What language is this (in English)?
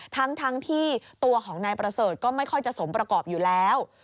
Thai